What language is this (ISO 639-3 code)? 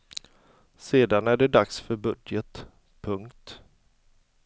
swe